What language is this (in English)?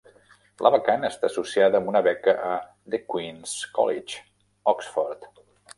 Catalan